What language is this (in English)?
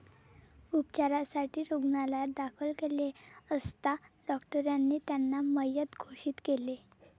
Marathi